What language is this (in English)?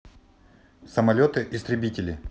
Russian